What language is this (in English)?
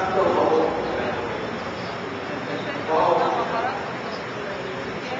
Greek